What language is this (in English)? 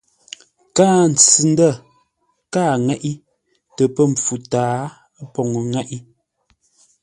Ngombale